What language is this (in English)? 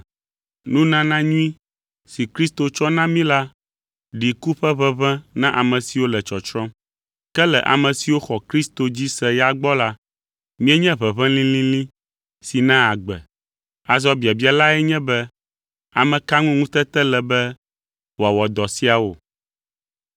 Ewe